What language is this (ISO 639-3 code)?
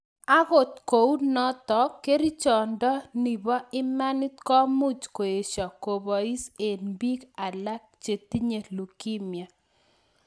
kln